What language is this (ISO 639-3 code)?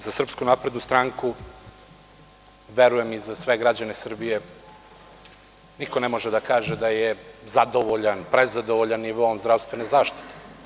srp